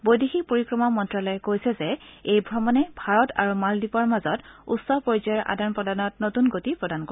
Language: Assamese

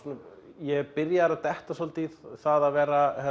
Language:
Icelandic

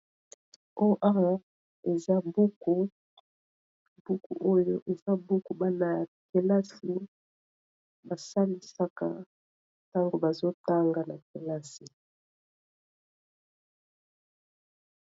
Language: Lingala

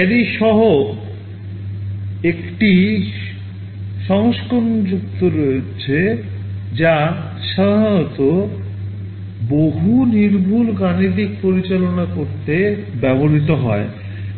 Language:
Bangla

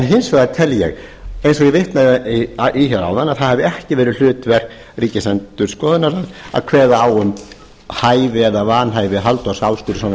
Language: Icelandic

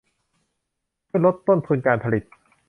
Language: Thai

